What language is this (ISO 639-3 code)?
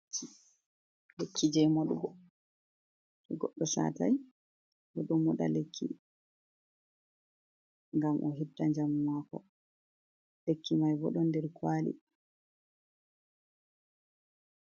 ful